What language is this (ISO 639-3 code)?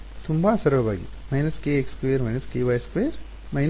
kan